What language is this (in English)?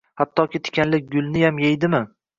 Uzbek